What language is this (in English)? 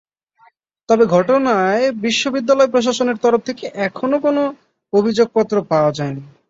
Bangla